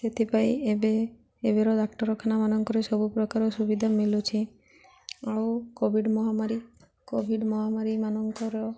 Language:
Odia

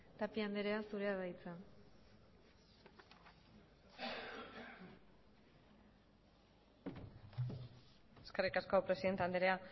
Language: Basque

